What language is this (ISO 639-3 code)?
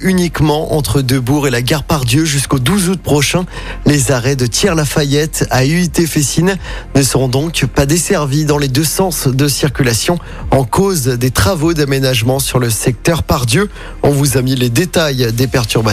fra